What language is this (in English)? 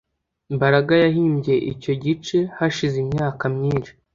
Kinyarwanda